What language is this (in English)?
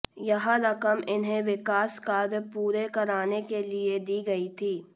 Hindi